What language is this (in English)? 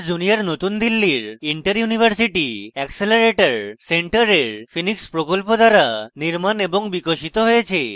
Bangla